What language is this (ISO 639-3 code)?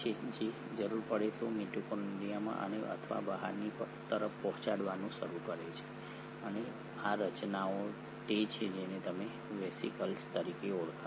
guj